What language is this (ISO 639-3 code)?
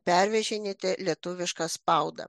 lit